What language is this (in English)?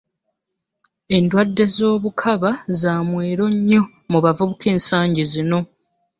Ganda